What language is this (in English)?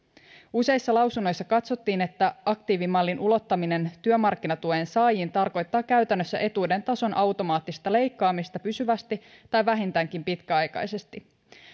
Finnish